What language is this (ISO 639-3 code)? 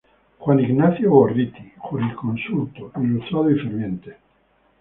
spa